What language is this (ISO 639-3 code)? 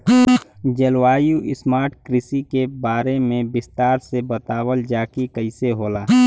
bho